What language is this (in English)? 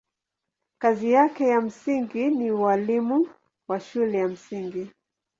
Swahili